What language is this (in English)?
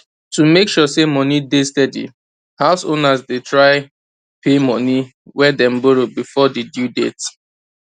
Nigerian Pidgin